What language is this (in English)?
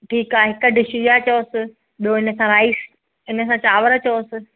Sindhi